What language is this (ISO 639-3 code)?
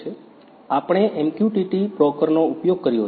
guj